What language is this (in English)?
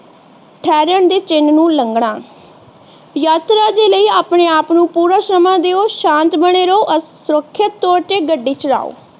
Punjabi